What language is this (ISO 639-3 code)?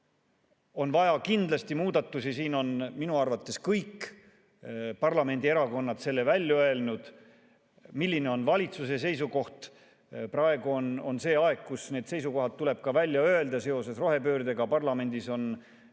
est